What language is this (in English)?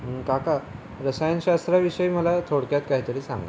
Marathi